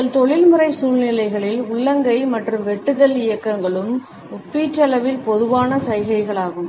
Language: Tamil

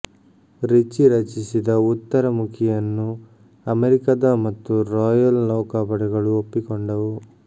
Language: Kannada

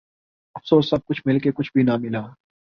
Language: Urdu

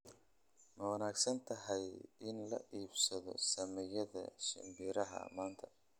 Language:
Somali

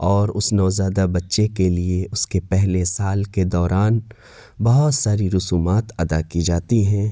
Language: Urdu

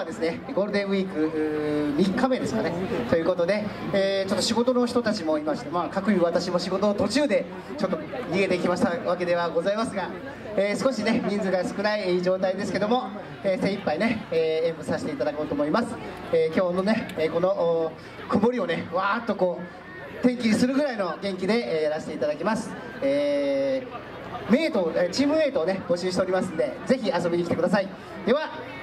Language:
Japanese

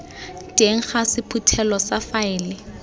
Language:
Tswana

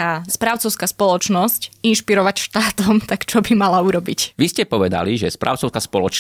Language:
Slovak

